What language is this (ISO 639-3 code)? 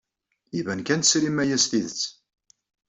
kab